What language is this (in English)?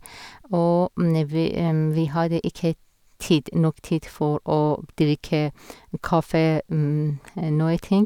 Norwegian